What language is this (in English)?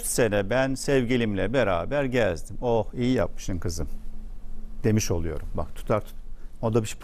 Turkish